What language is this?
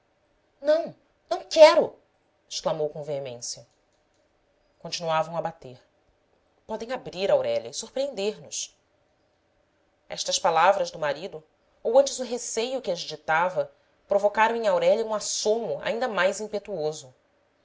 Portuguese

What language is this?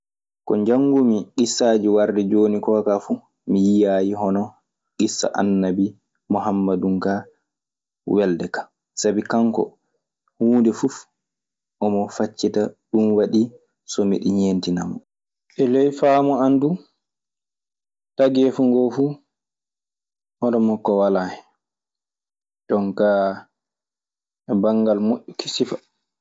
Maasina Fulfulde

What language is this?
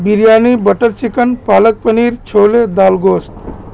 Urdu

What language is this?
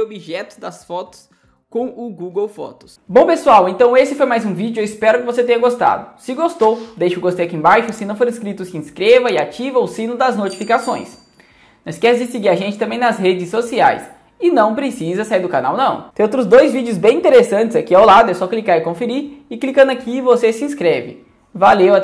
Portuguese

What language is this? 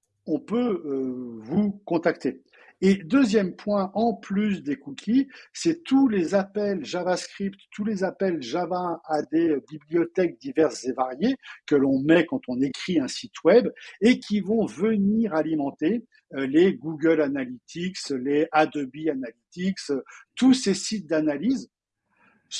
French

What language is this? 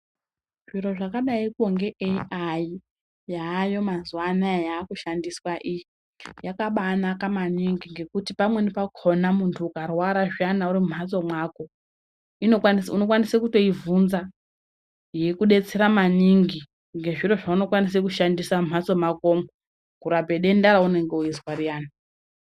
Ndau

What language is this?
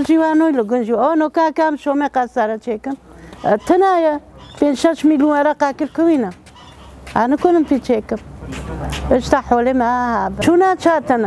Arabic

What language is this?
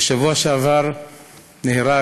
Hebrew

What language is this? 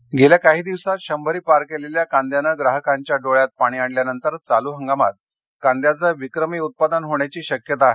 Marathi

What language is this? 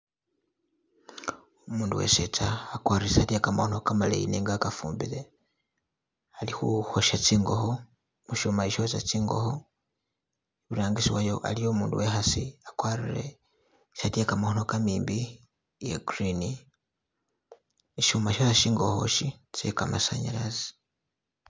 Masaaba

